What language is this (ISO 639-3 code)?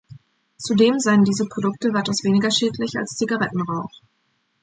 deu